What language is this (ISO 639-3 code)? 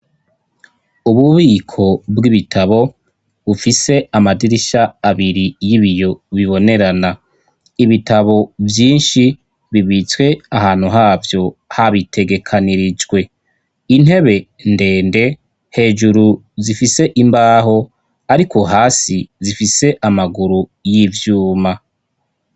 run